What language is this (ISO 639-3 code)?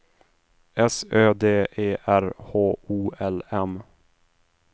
swe